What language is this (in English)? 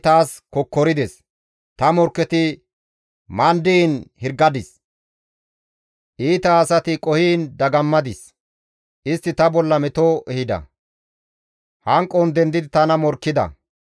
Gamo